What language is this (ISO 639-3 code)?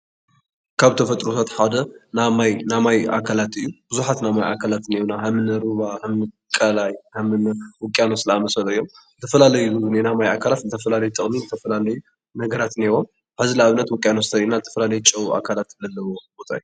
tir